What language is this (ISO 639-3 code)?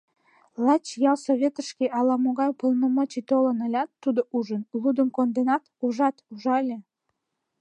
chm